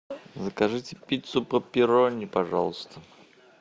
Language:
Russian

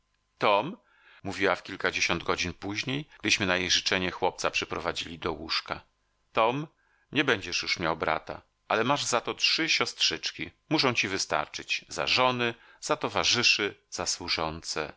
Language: Polish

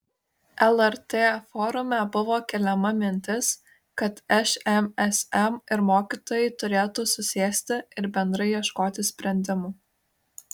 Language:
Lithuanian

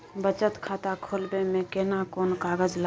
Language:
Maithili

